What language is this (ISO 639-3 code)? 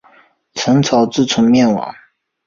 zho